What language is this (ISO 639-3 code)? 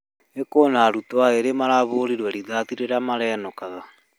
kik